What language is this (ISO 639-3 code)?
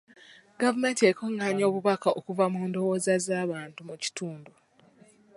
lug